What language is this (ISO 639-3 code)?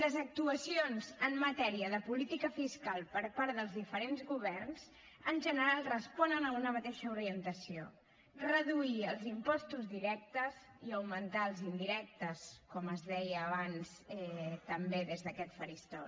cat